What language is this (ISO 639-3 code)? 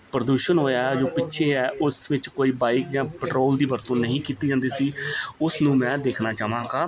pan